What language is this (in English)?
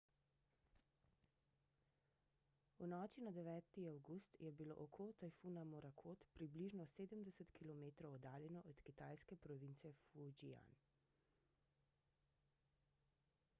Slovenian